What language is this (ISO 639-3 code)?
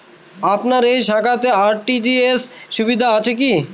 ben